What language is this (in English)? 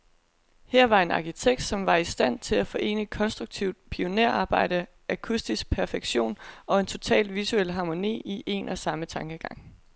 Danish